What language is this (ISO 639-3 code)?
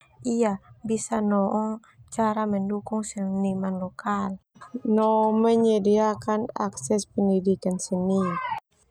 twu